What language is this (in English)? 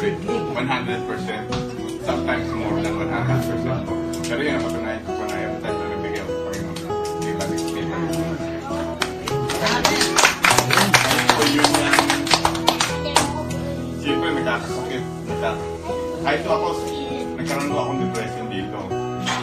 Filipino